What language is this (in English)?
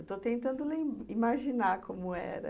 Portuguese